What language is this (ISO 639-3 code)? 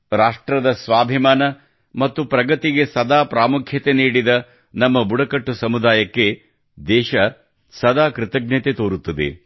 kan